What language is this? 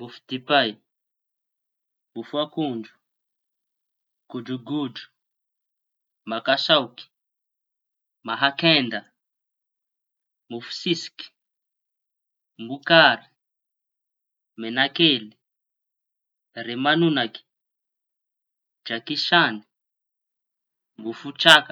Tanosy Malagasy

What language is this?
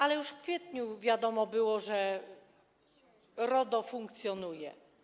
Polish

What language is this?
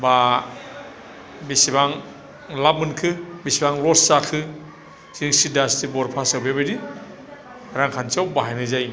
Bodo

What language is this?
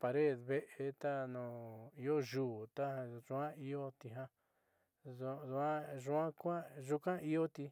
Southeastern Nochixtlán Mixtec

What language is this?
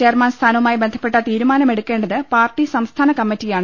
Malayalam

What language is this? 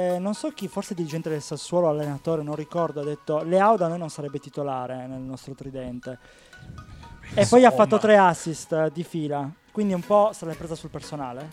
Italian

